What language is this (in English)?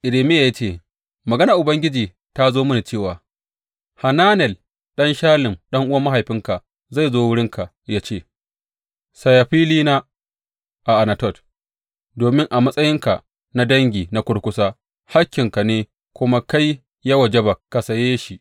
Hausa